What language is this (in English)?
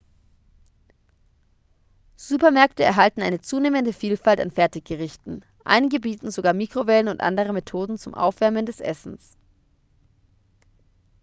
German